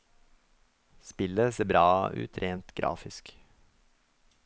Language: Norwegian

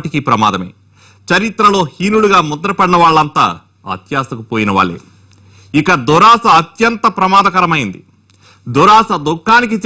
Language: Romanian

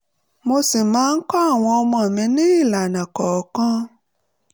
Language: Yoruba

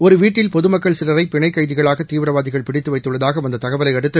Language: Tamil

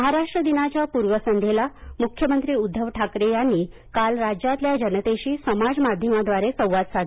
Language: Marathi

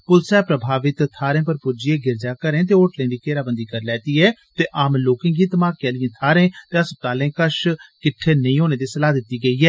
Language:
Dogri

